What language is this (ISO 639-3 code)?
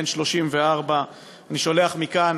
heb